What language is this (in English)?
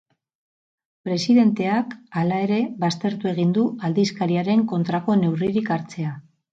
Basque